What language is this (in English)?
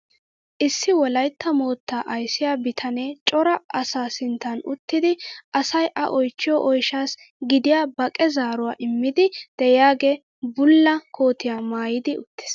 Wolaytta